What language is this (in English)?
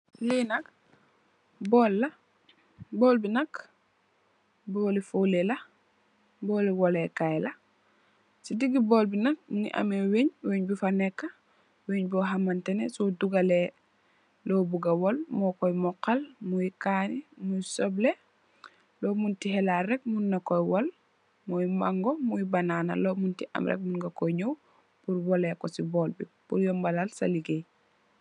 Wolof